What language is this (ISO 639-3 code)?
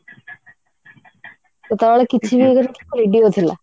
ori